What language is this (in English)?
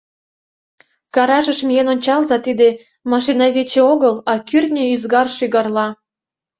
Mari